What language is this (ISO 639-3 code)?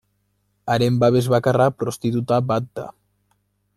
eus